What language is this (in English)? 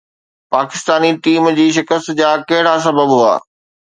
Sindhi